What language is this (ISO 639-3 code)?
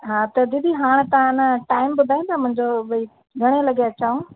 snd